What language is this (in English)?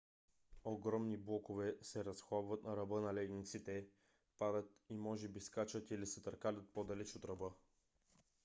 Bulgarian